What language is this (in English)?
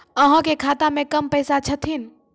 Maithili